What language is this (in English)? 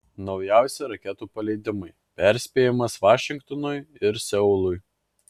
Lithuanian